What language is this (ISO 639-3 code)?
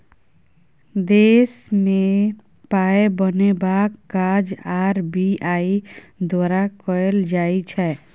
mai